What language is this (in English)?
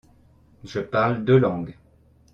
French